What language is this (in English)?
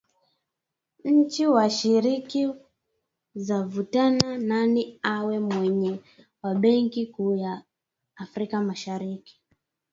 Swahili